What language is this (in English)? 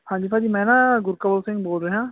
Punjabi